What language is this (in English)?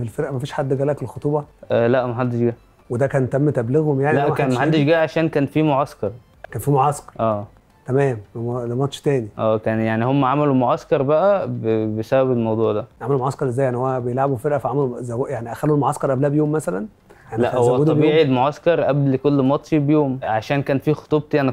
Arabic